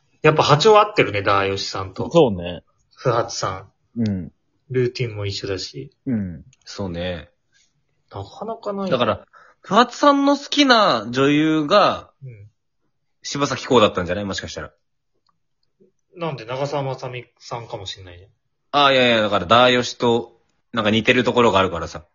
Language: Japanese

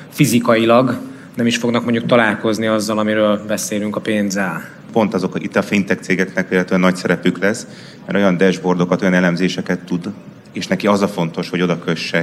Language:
Hungarian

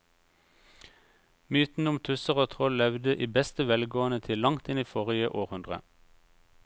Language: Norwegian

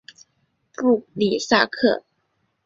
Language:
Chinese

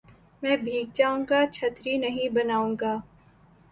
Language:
Urdu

